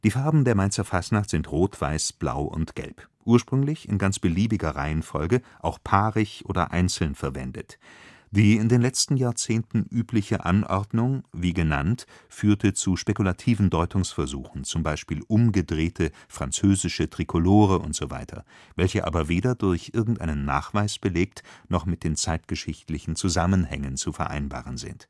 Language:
German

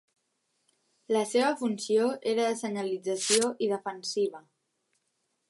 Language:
Catalan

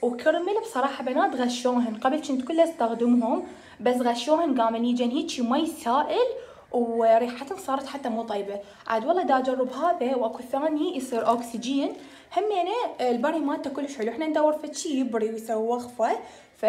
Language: Arabic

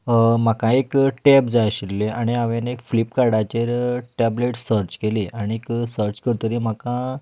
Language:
Konkani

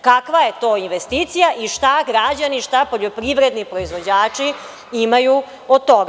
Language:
Serbian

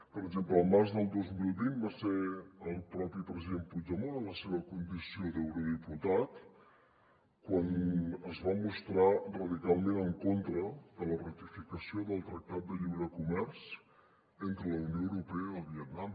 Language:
Catalan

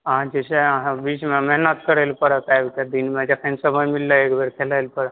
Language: Maithili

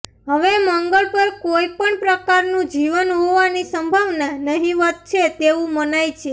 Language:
Gujarati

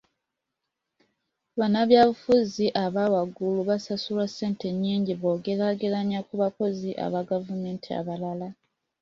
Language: Ganda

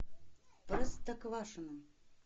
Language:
Russian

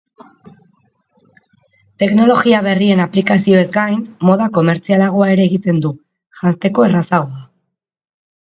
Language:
Basque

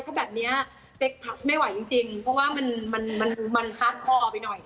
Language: Thai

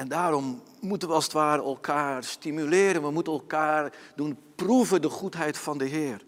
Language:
Dutch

